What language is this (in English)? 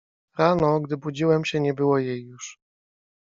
Polish